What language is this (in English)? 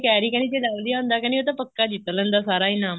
Punjabi